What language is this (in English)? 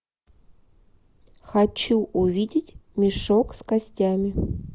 Russian